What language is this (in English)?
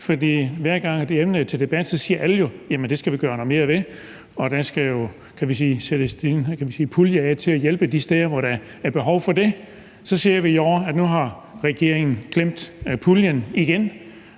Danish